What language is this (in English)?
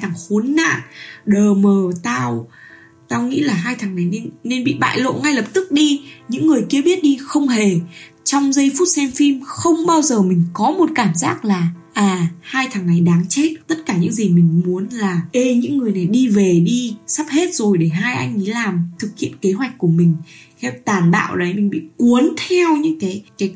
Vietnamese